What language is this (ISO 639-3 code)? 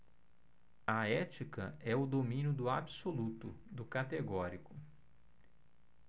por